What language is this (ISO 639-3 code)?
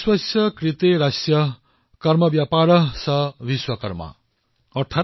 asm